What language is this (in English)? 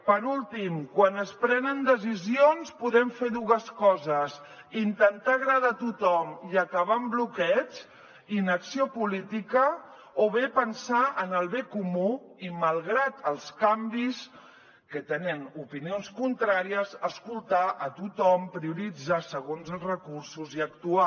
Catalan